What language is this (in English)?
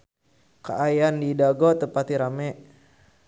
Sundanese